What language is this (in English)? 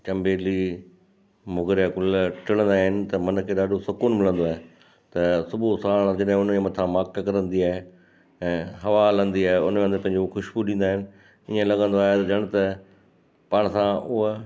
Sindhi